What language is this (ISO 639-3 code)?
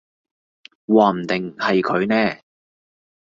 yue